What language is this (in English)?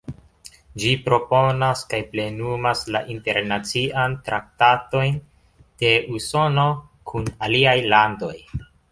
Esperanto